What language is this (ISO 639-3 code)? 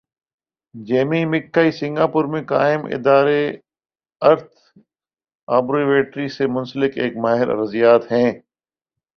urd